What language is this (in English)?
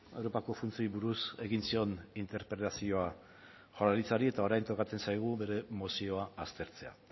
Basque